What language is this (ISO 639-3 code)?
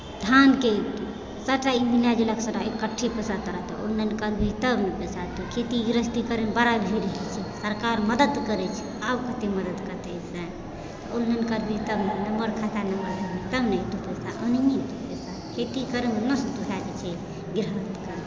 mai